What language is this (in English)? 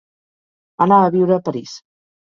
Catalan